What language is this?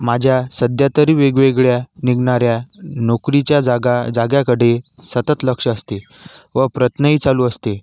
Marathi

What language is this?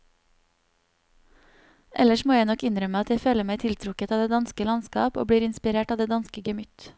Norwegian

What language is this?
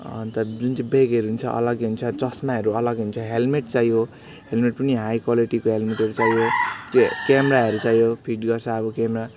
Nepali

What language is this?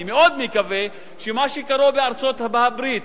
Hebrew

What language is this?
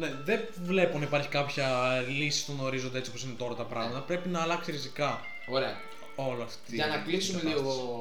Greek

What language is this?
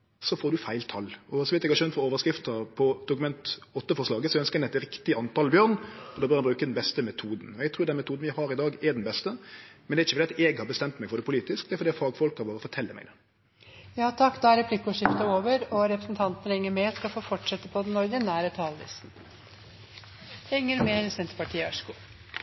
Norwegian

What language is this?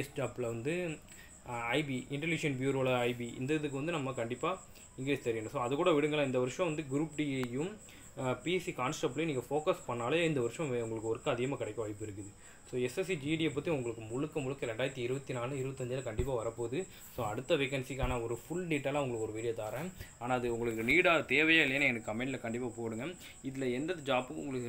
Tamil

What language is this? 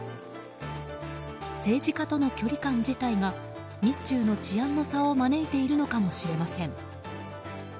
Japanese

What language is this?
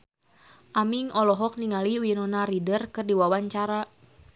Sundanese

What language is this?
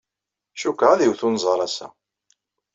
Kabyle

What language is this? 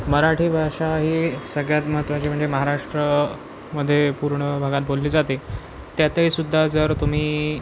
Marathi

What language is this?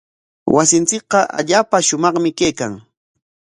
Corongo Ancash Quechua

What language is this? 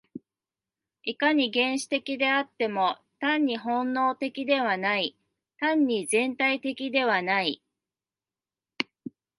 Japanese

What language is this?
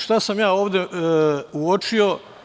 Serbian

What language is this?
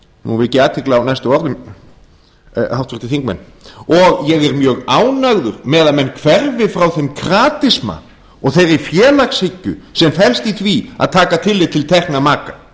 Icelandic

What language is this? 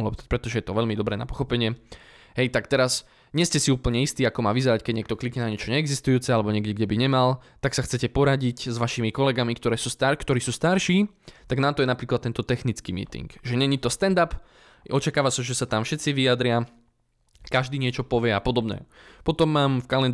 Slovak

